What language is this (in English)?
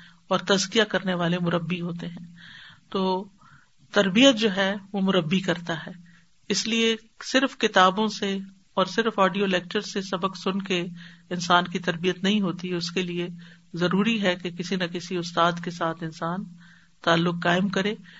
Urdu